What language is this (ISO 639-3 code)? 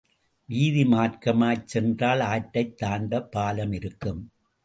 tam